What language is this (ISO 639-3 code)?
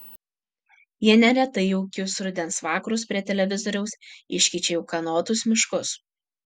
lit